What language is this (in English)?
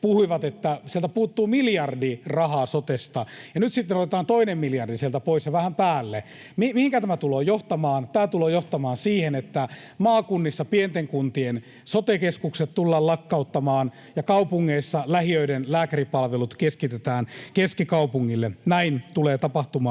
Finnish